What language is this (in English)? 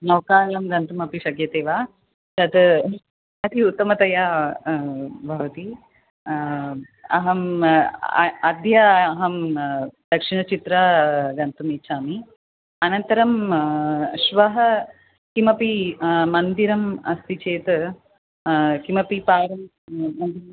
Sanskrit